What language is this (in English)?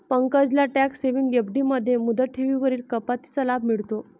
Marathi